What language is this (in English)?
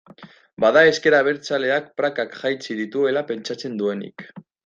Basque